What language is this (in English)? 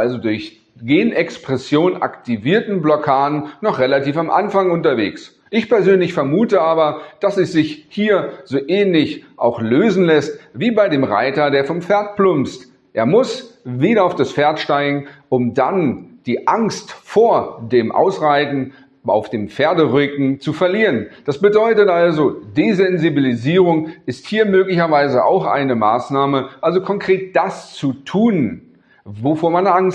German